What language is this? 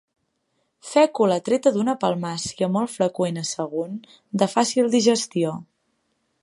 Catalan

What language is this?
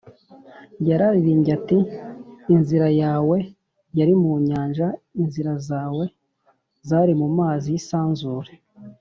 Kinyarwanda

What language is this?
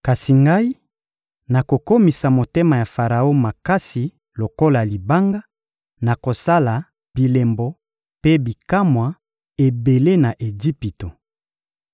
Lingala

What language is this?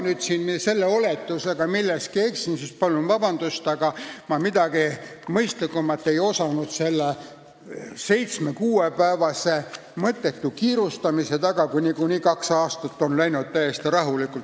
Estonian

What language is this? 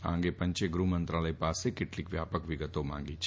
Gujarati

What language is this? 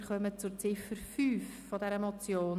Swiss German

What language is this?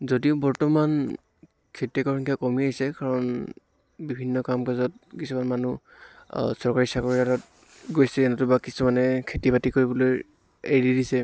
Assamese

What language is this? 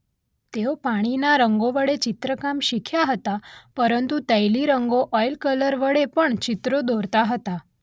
Gujarati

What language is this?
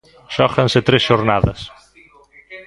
Galician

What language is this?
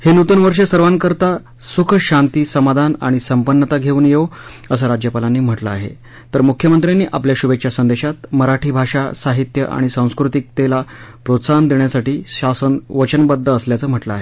Marathi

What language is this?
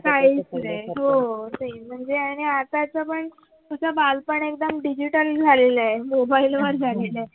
Marathi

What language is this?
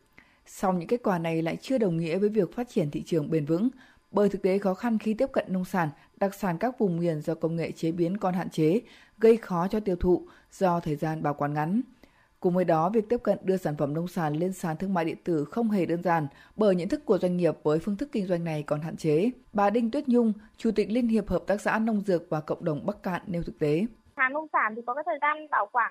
Vietnamese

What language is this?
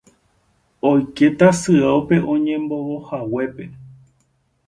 Guarani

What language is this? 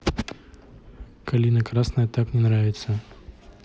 Russian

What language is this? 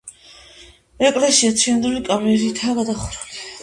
Georgian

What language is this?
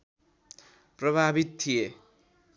Nepali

